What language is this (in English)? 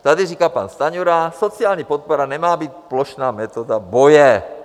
Czech